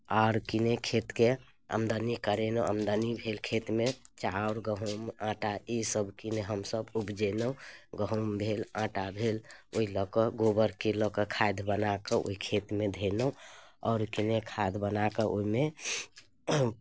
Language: Maithili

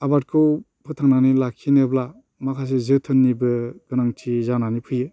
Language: Bodo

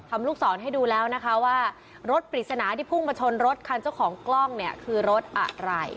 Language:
Thai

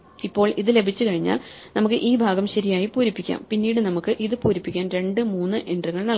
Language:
Malayalam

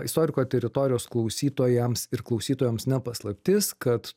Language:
Lithuanian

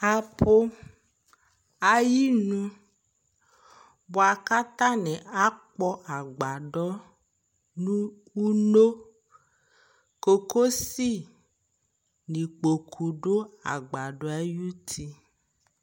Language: Ikposo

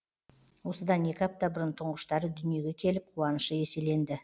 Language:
Kazakh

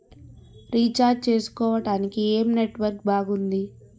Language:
Telugu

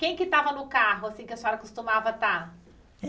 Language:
Portuguese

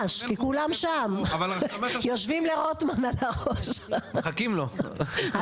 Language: Hebrew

